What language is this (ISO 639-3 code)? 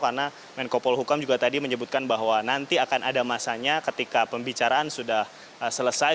ind